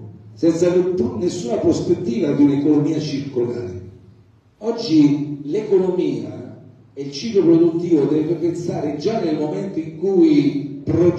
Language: Italian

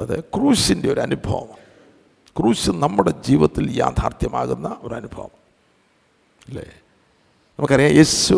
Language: Malayalam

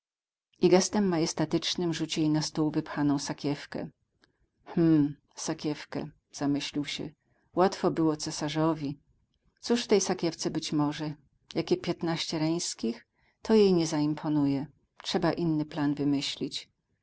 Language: Polish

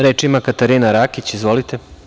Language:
Serbian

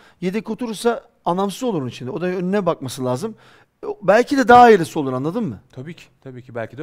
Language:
Turkish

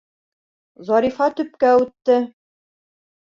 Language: Bashkir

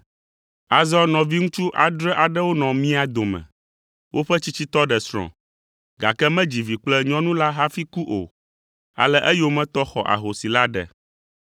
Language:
Ewe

